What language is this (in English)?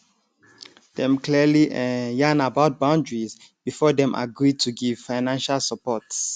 Nigerian Pidgin